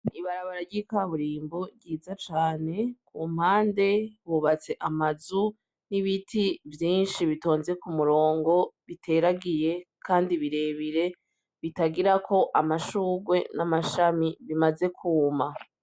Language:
Rundi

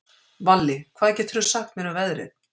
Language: Icelandic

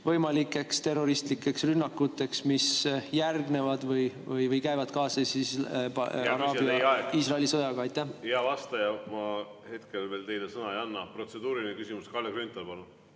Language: Estonian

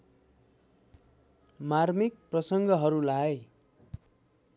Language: Nepali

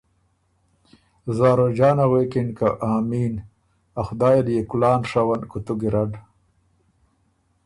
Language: Ormuri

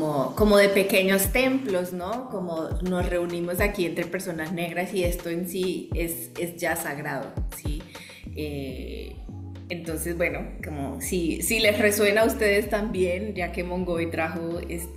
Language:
Spanish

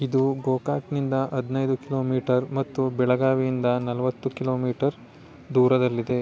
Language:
Kannada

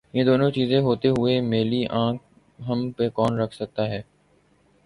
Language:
Urdu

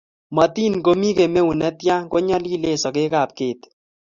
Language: Kalenjin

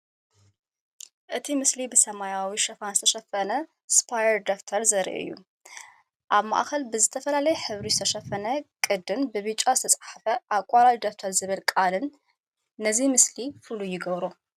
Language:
Tigrinya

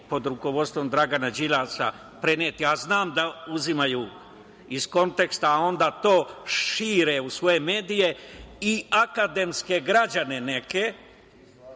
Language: Serbian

